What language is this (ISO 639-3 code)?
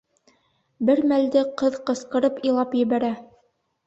bak